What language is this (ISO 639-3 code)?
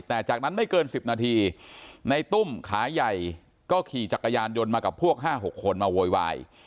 tha